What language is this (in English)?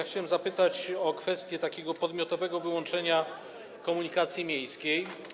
Polish